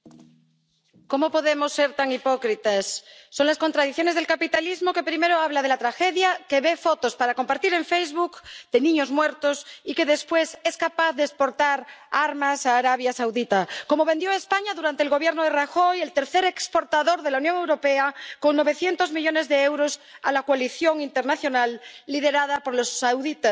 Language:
Spanish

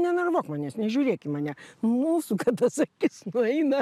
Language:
Lithuanian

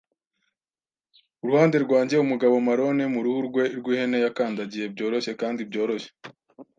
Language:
Kinyarwanda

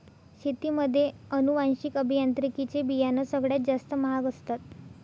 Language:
Marathi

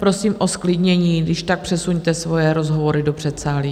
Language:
Czech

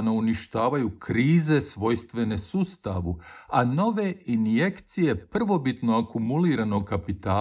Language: Croatian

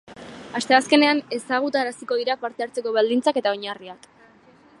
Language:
Basque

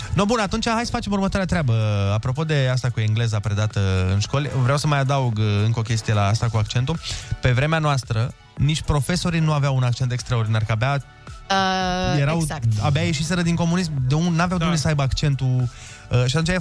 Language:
Romanian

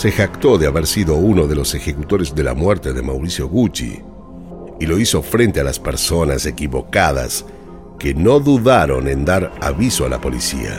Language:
Spanish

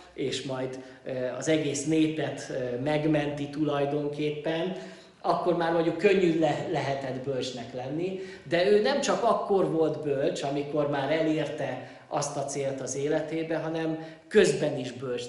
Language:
Hungarian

